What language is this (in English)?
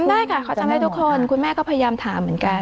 Thai